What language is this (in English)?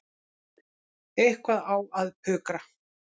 Icelandic